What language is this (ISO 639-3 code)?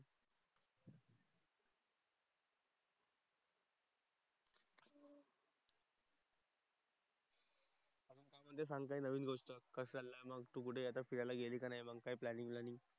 mar